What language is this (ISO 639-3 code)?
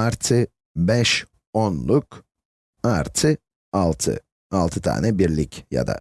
tur